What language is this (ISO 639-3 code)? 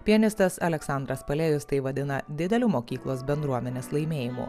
lit